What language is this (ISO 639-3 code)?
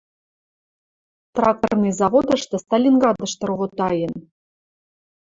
mrj